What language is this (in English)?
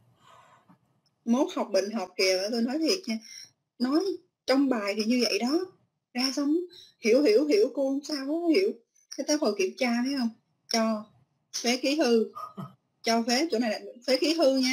Vietnamese